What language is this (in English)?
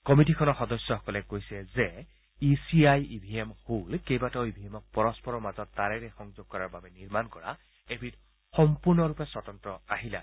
Assamese